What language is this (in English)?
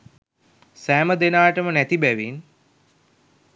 Sinhala